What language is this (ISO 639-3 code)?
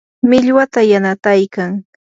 qur